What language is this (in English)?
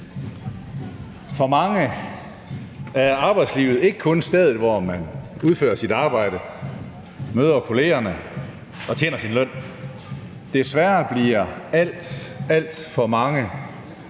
Danish